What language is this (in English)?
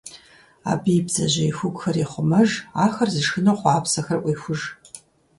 Kabardian